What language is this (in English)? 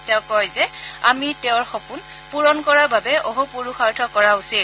Assamese